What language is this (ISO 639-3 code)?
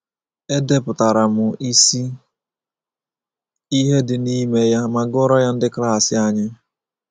ibo